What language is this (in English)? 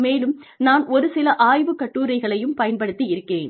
Tamil